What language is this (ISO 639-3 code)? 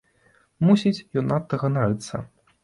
bel